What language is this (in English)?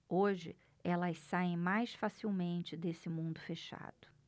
Portuguese